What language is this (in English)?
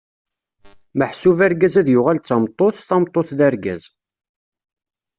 Kabyle